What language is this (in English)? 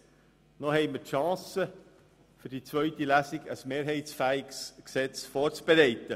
Swiss German